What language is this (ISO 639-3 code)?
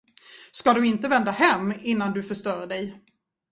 swe